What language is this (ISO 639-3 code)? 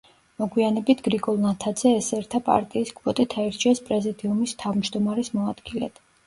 kat